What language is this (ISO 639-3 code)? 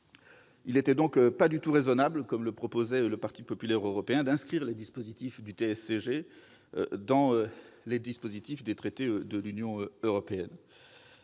fra